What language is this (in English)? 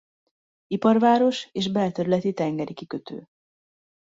Hungarian